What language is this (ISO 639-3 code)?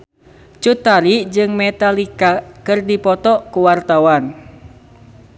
sun